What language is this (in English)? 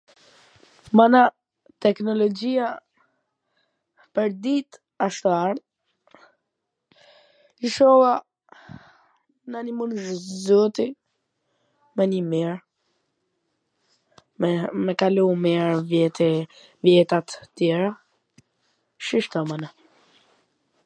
Gheg Albanian